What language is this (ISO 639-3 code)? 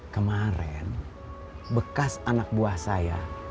ind